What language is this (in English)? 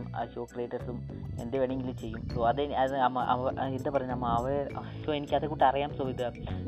Malayalam